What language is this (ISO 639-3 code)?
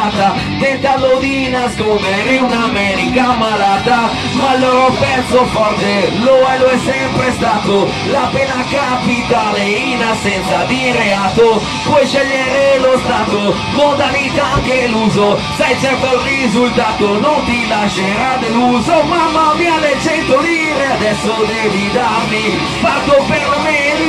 ita